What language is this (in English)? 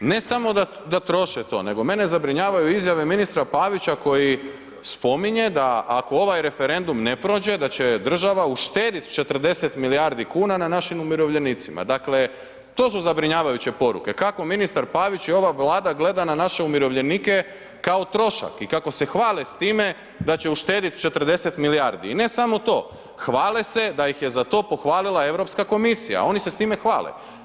Croatian